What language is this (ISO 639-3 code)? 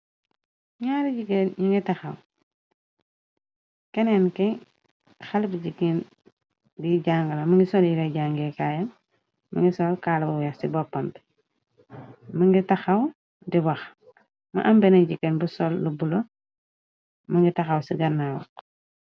wol